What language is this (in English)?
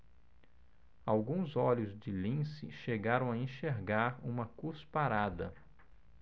Portuguese